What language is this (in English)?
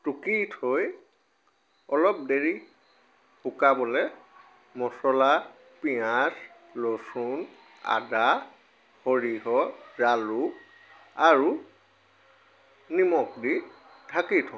Assamese